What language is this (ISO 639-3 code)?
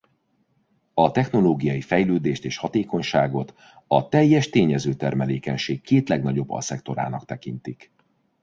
hun